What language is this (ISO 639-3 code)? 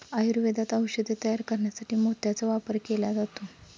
mar